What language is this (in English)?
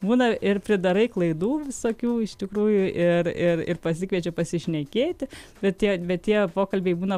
Lithuanian